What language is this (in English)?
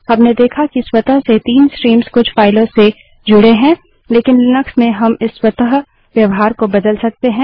Hindi